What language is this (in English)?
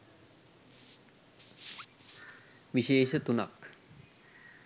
Sinhala